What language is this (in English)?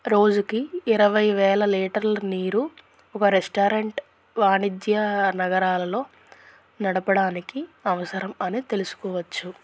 Telugu